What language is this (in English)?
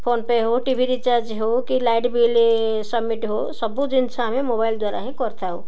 Odia